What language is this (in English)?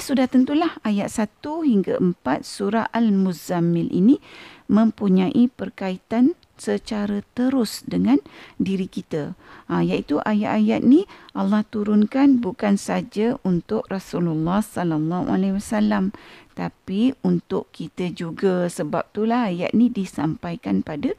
Malay